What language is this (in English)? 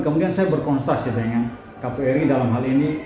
Indonesian